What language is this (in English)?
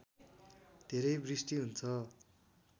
Nepali